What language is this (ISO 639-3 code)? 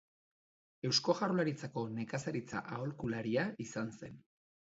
eus